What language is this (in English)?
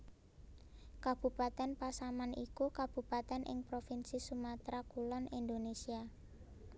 Javanese